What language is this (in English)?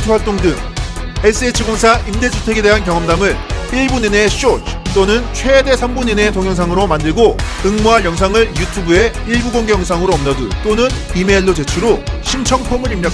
Korean